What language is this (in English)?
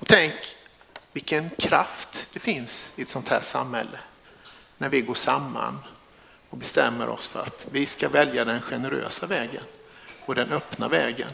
Swedish